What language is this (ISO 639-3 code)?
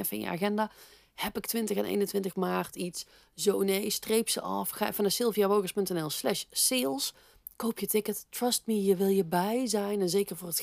nld